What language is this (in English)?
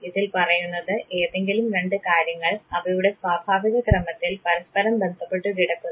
Malayalam